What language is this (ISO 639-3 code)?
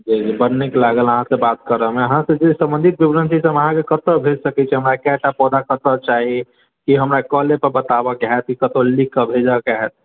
mai